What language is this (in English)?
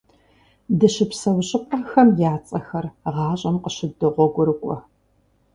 Kabardian